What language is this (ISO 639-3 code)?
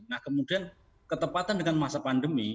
ind